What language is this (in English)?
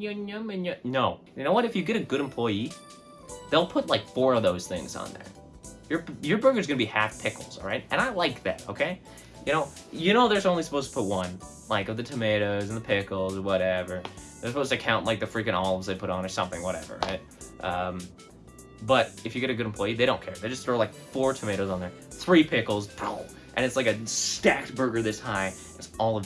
English